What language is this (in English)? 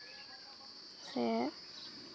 Santali